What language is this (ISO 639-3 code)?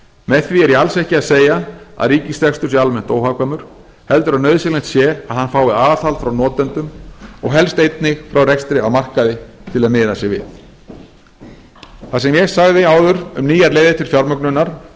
isl